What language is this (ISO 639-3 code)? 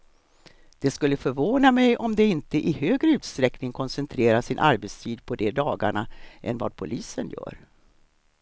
swe